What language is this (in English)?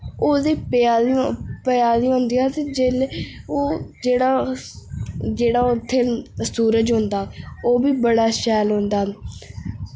Dogri